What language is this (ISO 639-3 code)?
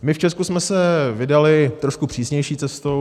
ces